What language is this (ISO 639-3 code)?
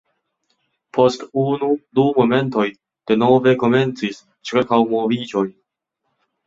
epo